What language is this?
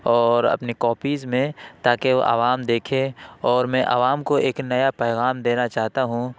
Urdu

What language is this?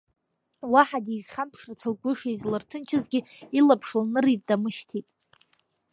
Abkhazian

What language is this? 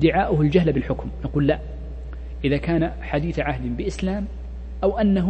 Arabic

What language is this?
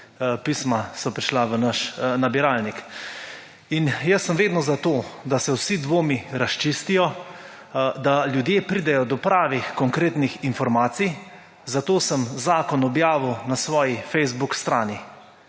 Slovenian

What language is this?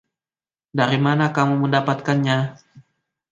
Indonesian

